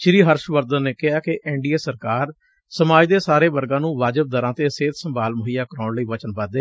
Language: Punjabi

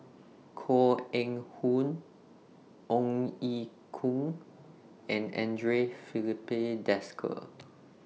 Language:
English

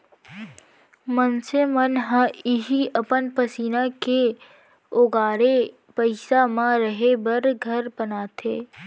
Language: Chhattisgarhi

